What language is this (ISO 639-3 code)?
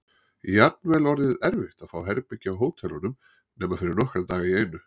isl